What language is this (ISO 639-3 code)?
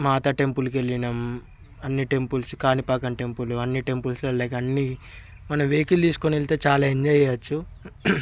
tel